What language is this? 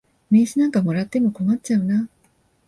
Japanese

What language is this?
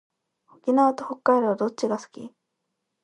Japanese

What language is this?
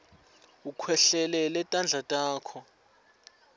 Swati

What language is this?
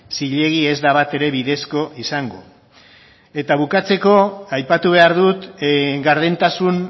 Basque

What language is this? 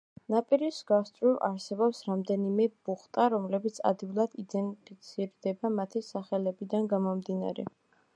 Georgian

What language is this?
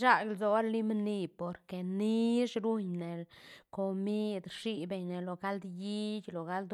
Santa Catarina Albarradas Zapotec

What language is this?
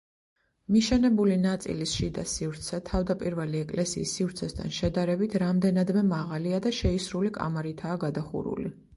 Georgian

